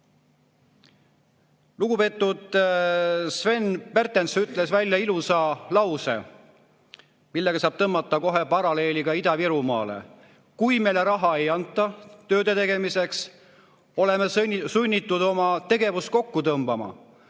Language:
Estonian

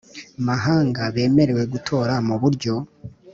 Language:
Kinyarwanda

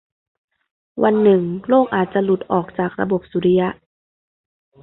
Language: Thai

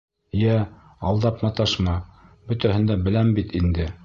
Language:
Bashkir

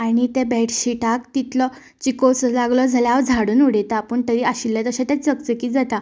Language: Konkani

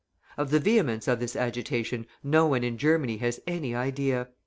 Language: English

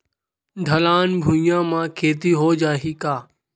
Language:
Chhattisgarhi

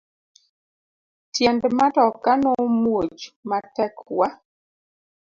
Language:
Luo (Kenya and Tanzania)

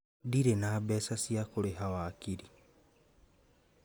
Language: Kikuyu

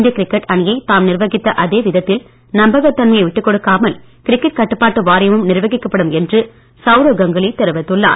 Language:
Tamil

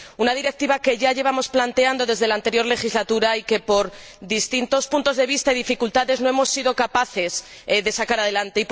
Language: Spanish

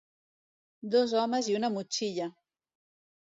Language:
Catalan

